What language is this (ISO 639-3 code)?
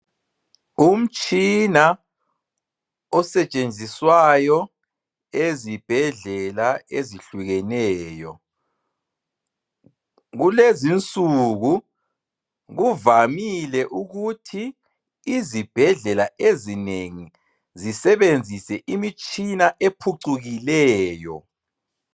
nde